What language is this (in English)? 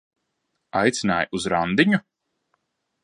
Latvian